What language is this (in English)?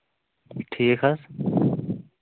Kashmiri